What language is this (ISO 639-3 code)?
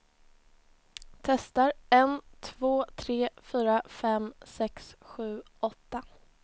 swe